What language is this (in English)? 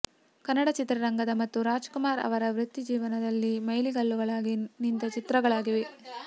Kannada